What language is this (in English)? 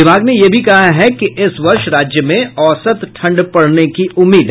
Hindi